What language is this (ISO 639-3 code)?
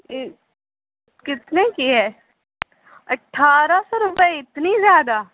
urd